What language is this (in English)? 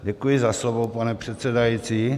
Czech